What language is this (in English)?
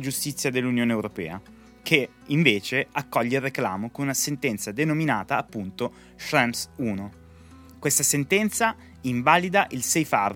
Italian